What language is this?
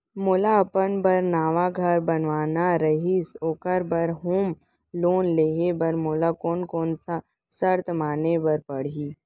Chhattisgarhi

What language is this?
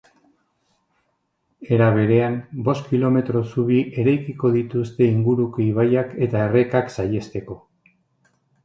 Basque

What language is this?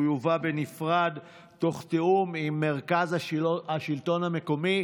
Hebrew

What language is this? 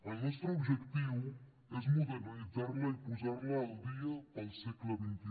Catalan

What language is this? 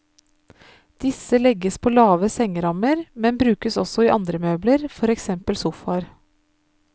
Norwegian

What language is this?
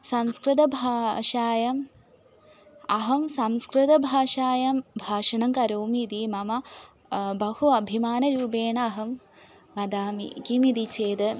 Sanskrit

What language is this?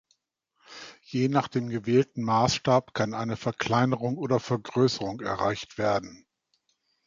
German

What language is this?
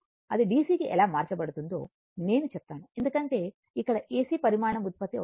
Telugu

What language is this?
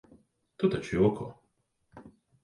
Latvian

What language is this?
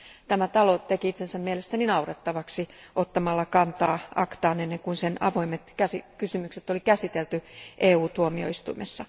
Finnish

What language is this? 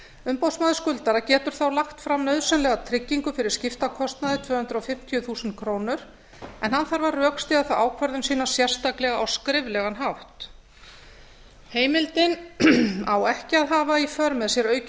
Icelandic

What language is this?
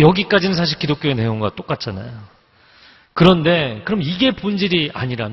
Korean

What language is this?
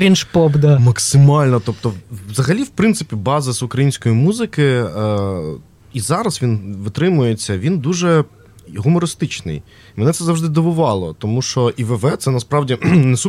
Ukrainian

